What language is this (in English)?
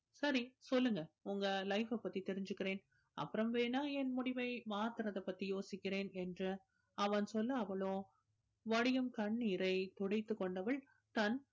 Tamil